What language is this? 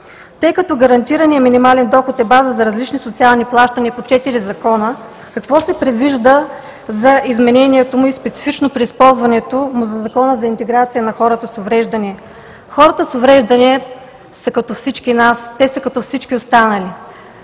Bulgarian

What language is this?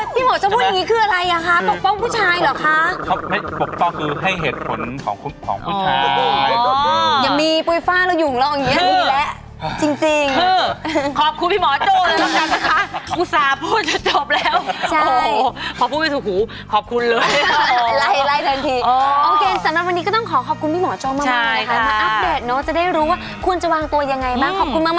Thai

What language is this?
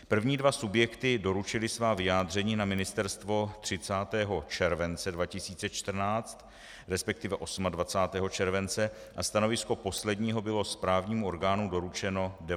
Czech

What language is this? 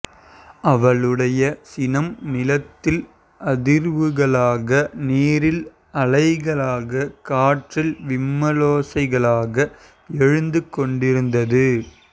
Tamil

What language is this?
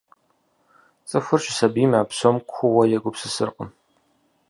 Kabardian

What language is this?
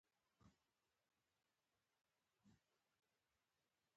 Pashto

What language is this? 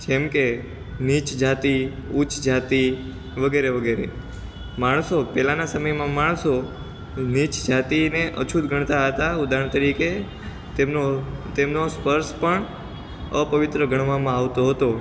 Gujarati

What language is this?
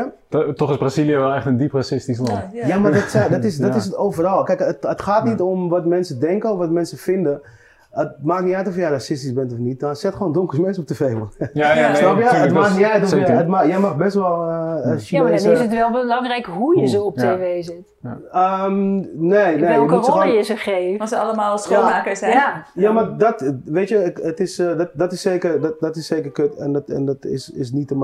Dutch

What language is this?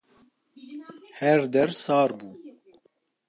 Kurdish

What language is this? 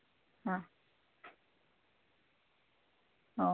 Malayalam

